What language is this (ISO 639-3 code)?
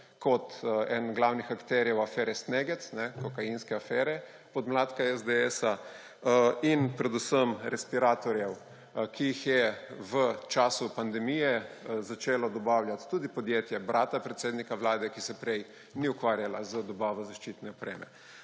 slv